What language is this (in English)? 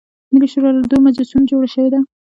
Pashto